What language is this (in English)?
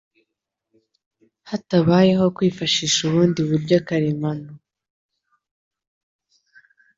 Kinyarwanda